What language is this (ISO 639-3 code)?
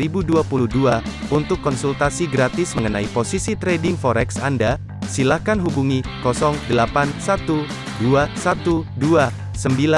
ind